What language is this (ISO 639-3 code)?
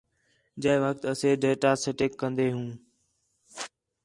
xhe